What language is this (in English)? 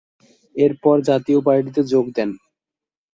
Bangla